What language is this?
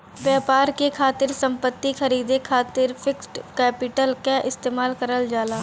Bhojpuri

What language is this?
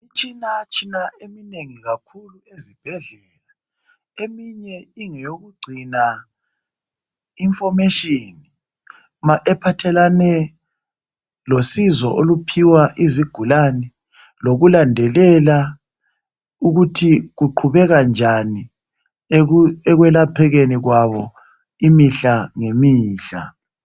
North Ndebele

